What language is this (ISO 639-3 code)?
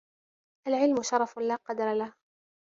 ara